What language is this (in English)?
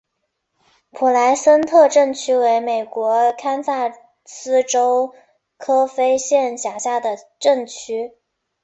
Chinese